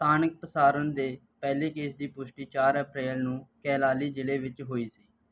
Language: Punjabi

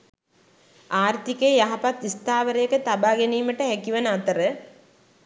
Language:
Sinhala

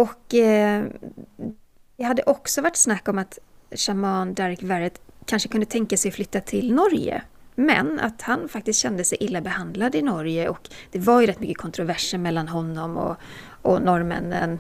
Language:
Swedish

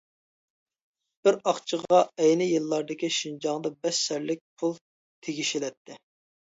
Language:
Uyghur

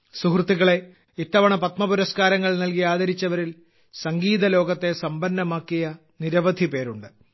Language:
Malayalam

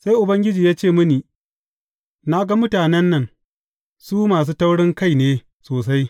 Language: Hausa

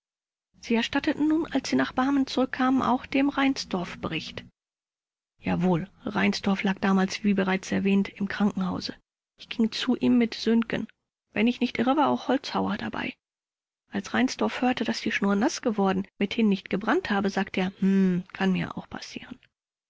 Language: German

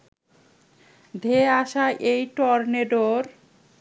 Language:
Bangla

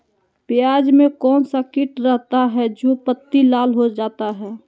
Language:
Magahi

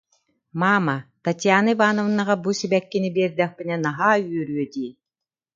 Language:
Yakut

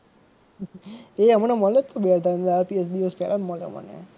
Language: Gujarati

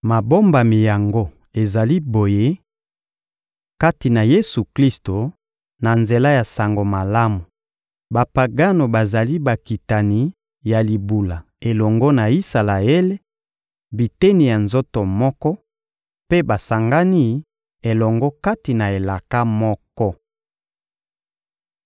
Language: Lingala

